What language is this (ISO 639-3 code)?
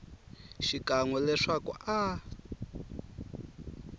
tso